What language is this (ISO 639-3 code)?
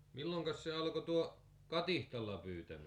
fin